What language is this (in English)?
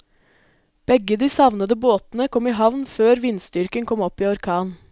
Norwegian